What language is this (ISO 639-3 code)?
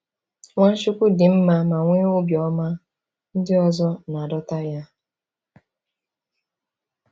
ibo